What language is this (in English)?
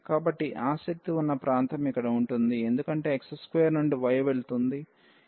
Telugu